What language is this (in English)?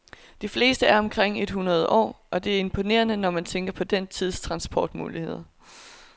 Danish